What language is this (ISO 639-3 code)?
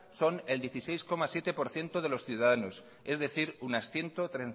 spa